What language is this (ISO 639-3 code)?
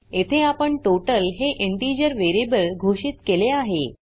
mar